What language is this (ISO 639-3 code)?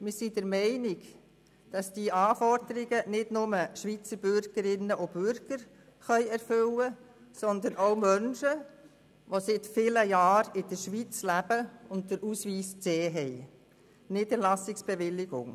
gsw